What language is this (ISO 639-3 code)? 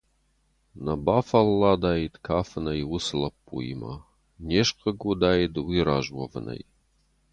oss